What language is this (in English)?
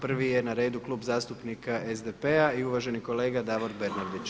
Croatian